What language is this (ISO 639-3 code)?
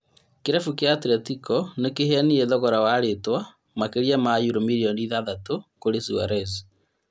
kik